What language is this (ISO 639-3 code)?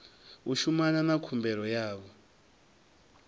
ven